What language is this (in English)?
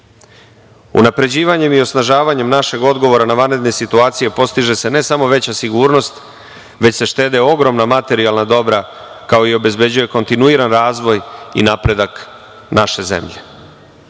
Serbian